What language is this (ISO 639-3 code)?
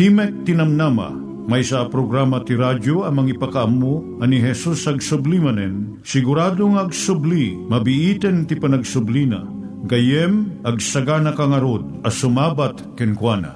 fil